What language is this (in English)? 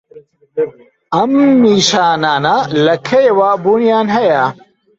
Central Kurdish